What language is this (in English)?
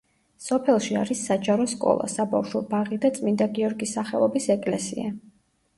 Georgian